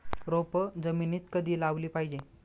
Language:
Marathi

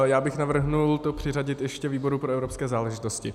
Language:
Czech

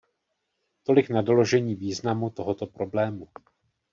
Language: Czech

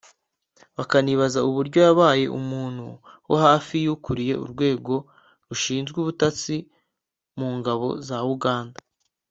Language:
Kinyarwanda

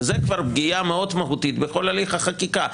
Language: Hebrew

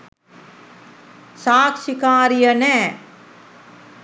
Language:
Sinhala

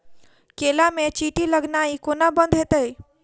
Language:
Maithili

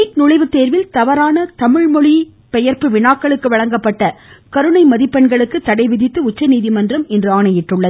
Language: Tamil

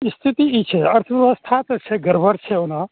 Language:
Maithili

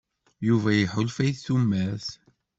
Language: Kabyle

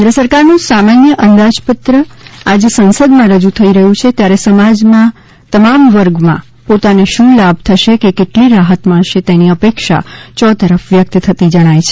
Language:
Gujarati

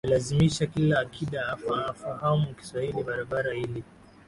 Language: Swahili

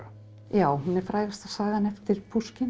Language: Icelandic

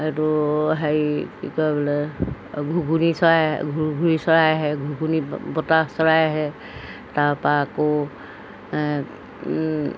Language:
Assamese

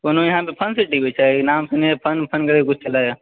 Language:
Maithili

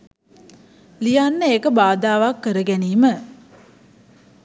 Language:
Sinhala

